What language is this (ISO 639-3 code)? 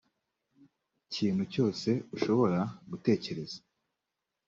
kin